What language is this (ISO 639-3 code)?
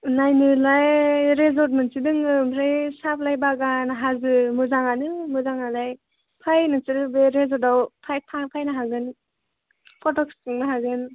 brx